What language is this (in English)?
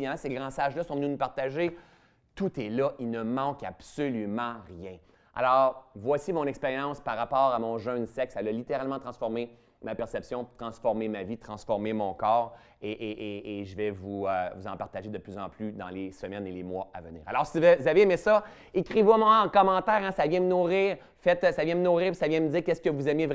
French